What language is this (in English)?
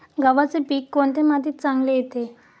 Marathi